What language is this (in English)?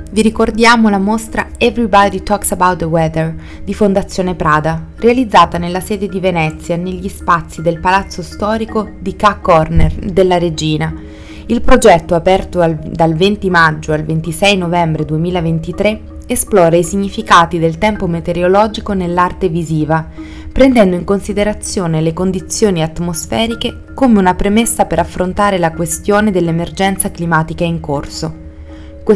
Italian